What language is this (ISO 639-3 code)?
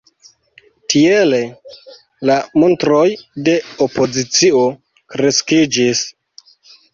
epo